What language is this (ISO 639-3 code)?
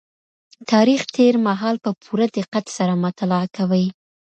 pus